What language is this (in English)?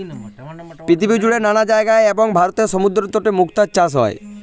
Bangla